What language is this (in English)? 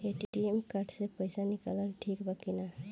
Bhojpuri